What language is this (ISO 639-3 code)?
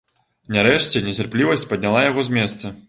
bel